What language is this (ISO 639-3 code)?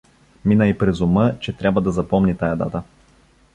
bul